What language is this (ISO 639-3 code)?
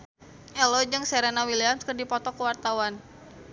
sun